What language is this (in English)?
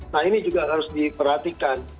Indonesian